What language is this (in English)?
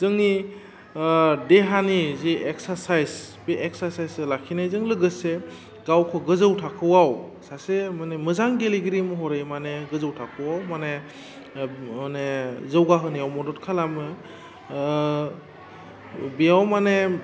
Bodo